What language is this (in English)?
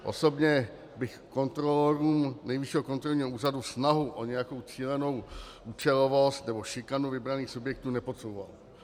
Czech